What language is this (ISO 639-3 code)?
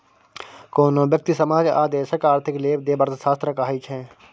mai